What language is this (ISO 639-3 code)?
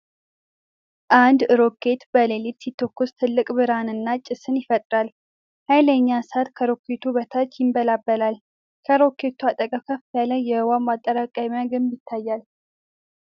amh